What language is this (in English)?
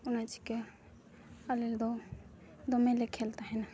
Santali